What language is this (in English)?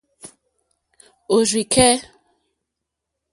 Mokpwe